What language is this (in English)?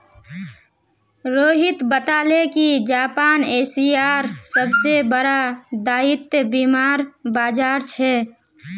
Magahi